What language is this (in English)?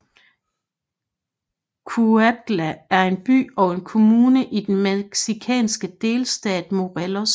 Danish